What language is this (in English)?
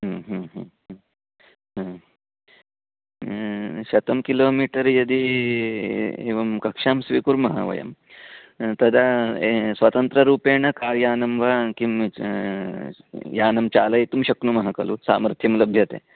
Sanskrit